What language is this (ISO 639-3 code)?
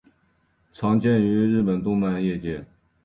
zho